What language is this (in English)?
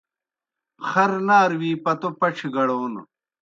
Kohistani Shina